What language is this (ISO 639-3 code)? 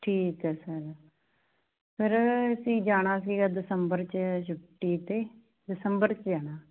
pan